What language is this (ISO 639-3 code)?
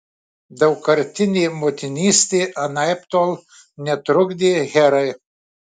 lit